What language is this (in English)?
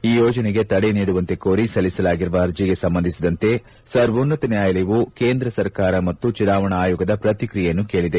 Kannada